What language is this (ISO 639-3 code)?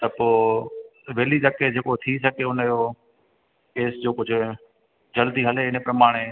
snd